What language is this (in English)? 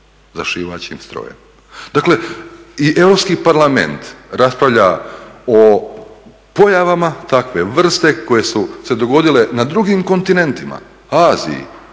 Croatian